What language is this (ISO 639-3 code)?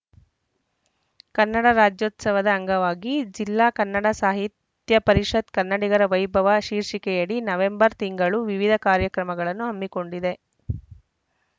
kan